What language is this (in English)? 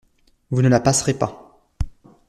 French